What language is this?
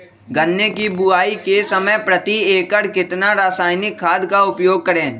Magahi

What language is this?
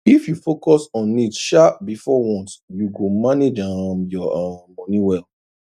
Nigerian Pidgin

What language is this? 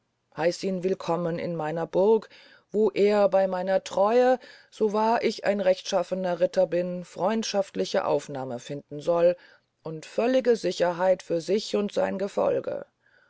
German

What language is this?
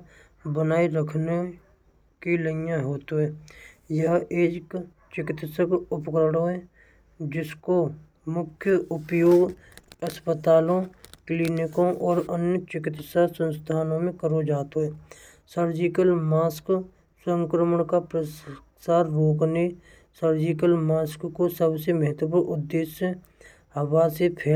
Braj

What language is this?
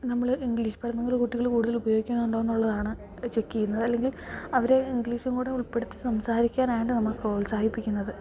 Malayalam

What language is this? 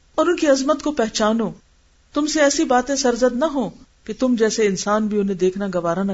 Urdu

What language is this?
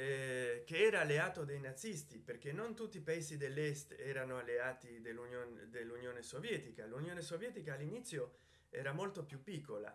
Italian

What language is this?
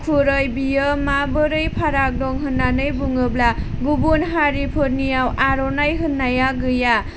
Bodo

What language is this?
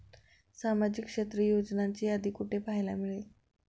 Marathi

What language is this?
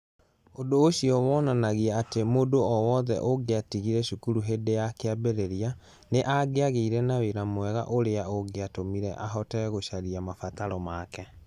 Kikuyu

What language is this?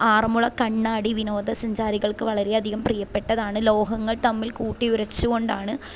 Malayalam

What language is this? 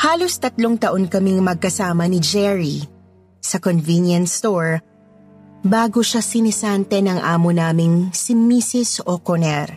Filipino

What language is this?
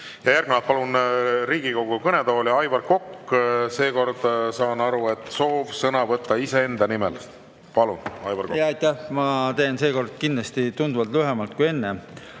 Estonian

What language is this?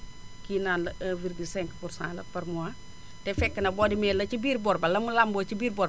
Wolof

